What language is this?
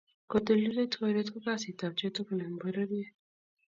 Kalenjin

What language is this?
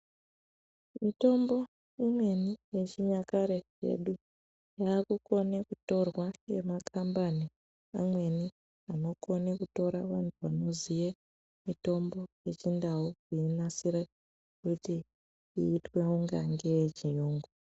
Ndau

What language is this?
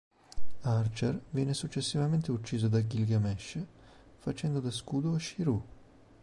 Italian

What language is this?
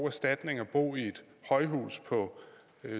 Danish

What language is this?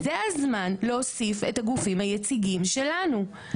Hebrew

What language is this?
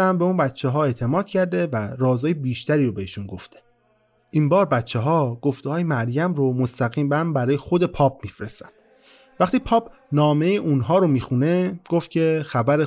Persian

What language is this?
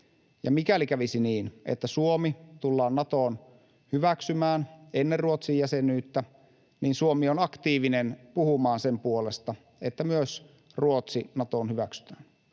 Finnish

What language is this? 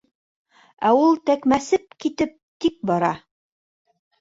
Bashkir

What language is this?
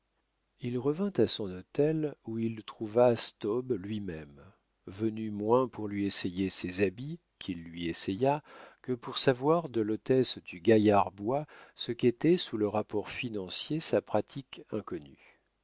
French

